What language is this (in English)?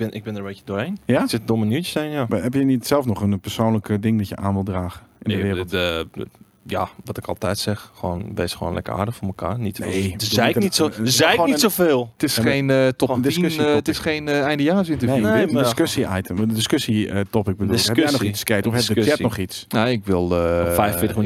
Dutch